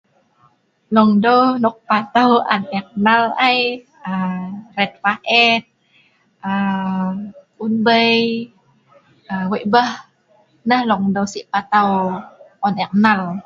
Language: Sa'ban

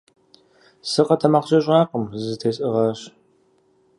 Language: Kabardian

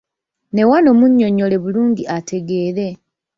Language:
Ganda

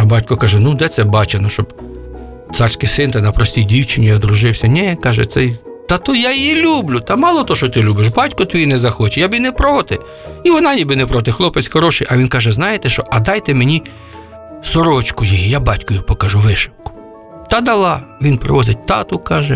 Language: Ukrainian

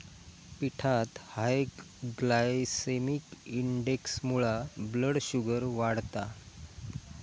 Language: Marathi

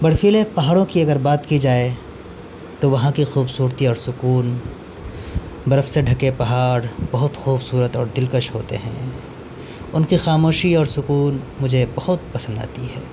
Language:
Urdu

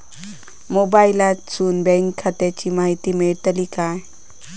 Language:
Marathi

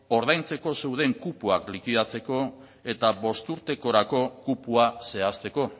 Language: Basque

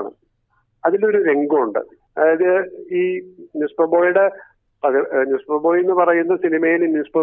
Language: Malayalam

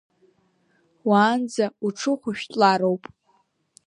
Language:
Abkhazian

